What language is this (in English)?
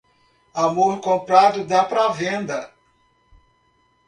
Portuguese